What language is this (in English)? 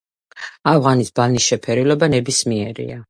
Georgian